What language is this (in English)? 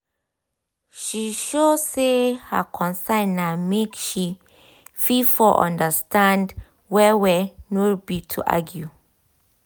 Nigerian Pidgin